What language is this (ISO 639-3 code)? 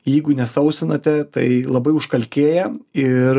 lit